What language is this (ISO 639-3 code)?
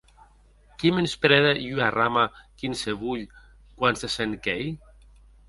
oci